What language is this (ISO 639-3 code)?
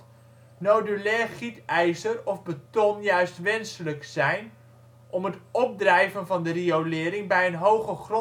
nld